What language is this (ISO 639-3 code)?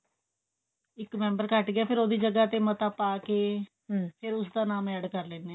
pan